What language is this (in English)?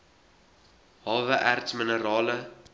Afrikaans